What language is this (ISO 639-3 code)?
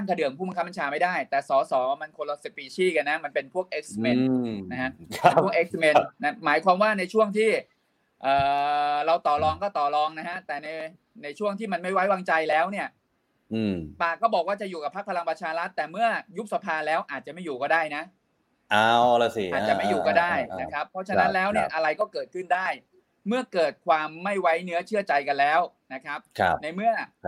tha